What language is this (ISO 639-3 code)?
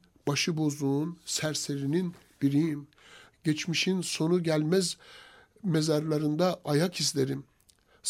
tur